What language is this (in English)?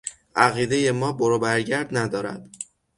Persian